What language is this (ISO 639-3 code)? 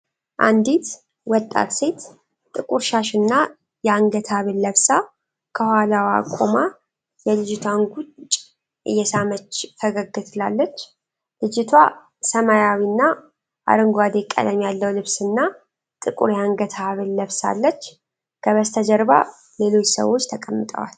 amh